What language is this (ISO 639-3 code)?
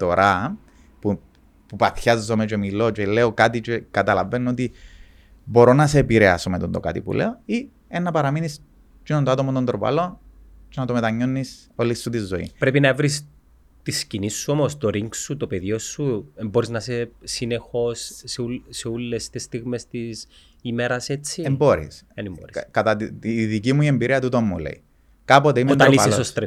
ell